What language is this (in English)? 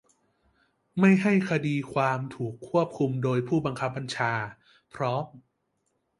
Thai